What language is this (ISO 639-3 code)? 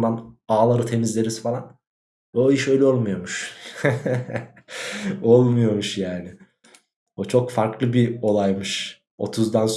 tur